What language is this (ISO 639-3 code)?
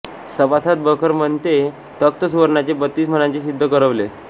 mar